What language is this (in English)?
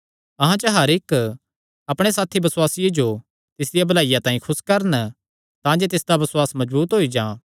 Kangri